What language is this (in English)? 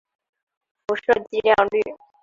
Chinese